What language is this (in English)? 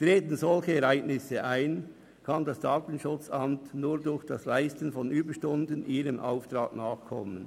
Swiss German